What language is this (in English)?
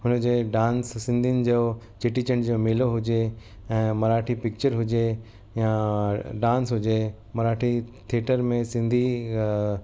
Sindhi